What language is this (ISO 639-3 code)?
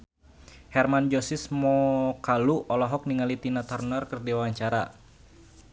sun